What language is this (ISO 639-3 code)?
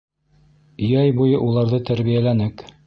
bak